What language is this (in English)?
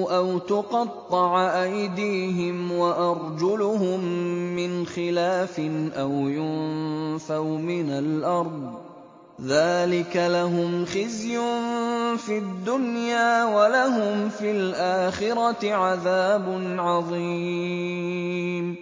Arabic